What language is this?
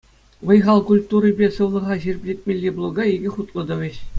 Chuvash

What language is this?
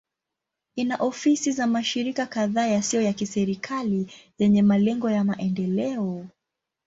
Swahili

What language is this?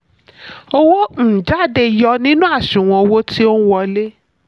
Yoruba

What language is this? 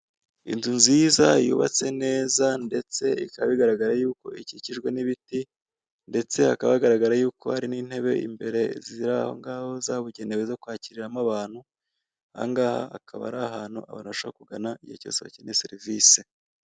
Kinyarwanda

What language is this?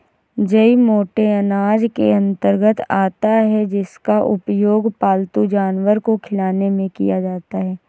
Hindi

